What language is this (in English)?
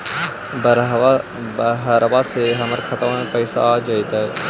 Magahi